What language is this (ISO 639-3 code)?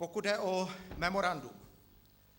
ces